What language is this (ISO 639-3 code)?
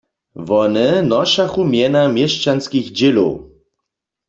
hsb